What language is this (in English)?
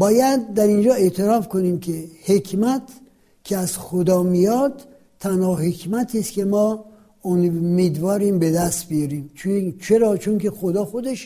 Persian